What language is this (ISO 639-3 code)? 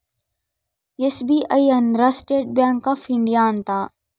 kan